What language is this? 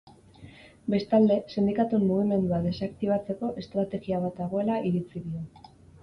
Basque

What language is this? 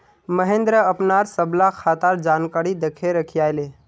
Magahi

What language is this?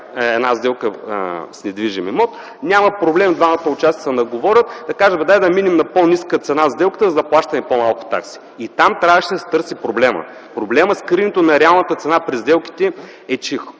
Bulgarian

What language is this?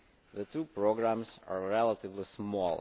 English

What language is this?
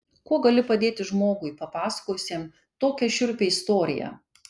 Lithuanian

